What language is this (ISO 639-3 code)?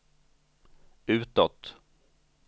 swe